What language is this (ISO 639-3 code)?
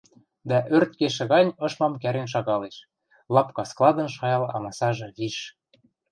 mrj